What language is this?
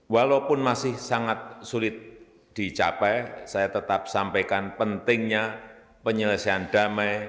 Indonesian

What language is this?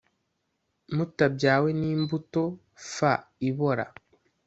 Kinyarwanda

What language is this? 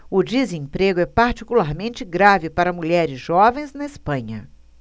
Portuguese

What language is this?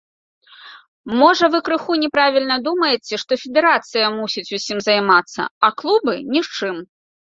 Belarusian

